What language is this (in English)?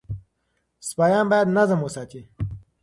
Pashto